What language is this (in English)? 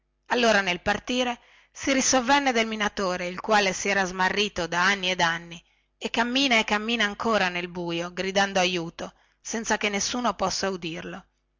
Italian